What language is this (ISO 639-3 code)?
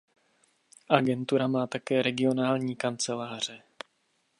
ces